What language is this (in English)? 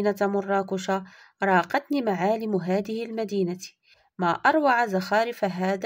Arabic